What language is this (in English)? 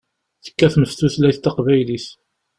Kabyle